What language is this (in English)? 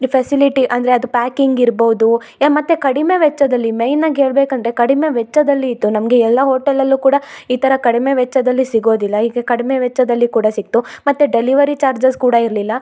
Kannada